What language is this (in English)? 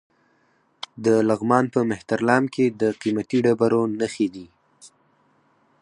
Pashto